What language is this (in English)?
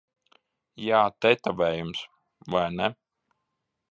Latvian